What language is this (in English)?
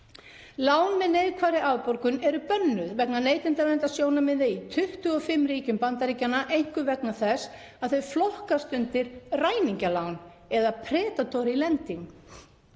Icelandic